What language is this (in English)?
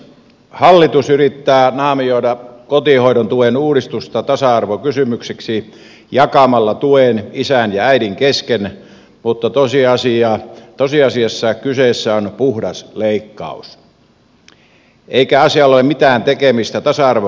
Finnish